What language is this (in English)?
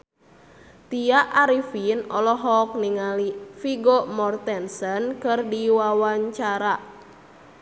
Sundanese